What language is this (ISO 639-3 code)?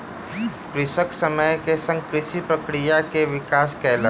mai